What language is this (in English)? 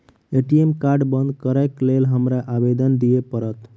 Maithili